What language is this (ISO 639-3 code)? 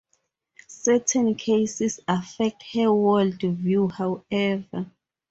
eng